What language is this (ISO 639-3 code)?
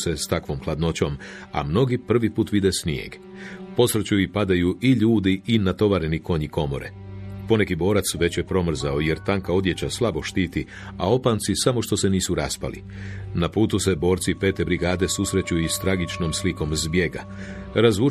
hrv